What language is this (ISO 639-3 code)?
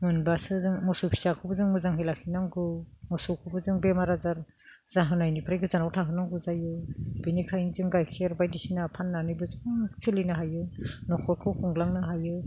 brx